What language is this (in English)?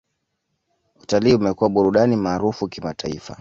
Swahili